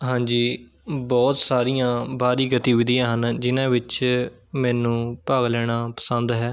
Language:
Punjabi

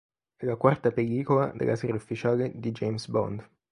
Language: Italian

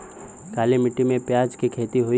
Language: Bhojpuri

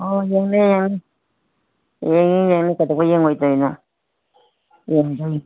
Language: Manipuri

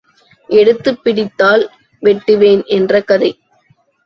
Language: Tamil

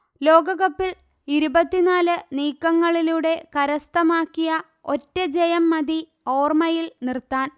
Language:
Malayalam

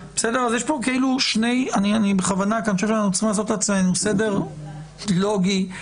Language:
Hebrew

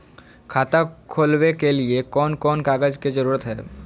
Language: Magahi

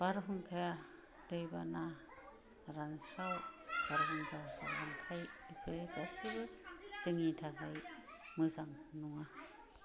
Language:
Bodo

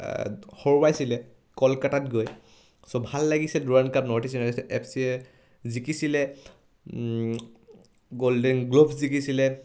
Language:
Assamese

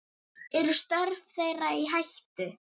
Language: Icelandic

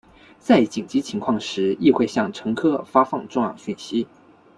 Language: Chinese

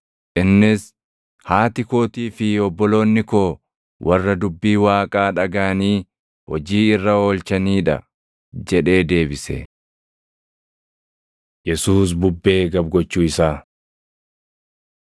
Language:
Oromo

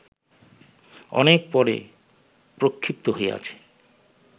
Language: Bangla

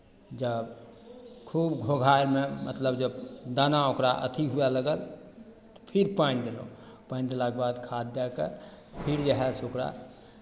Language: Maithili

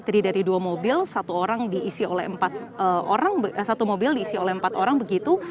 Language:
Indonesian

